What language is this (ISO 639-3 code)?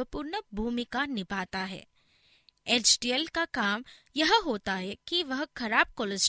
hin